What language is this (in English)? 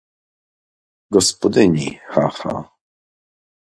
Polish